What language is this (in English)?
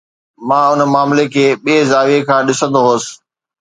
Sindhi